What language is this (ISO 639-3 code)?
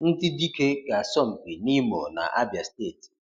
ibo